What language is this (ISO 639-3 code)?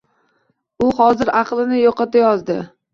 uzb